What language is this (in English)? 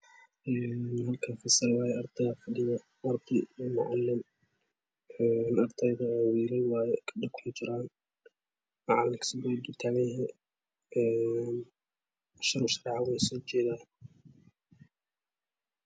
Somali